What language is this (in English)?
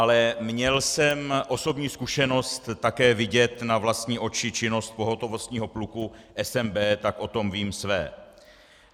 Czech